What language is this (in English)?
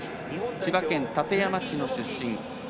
Japanese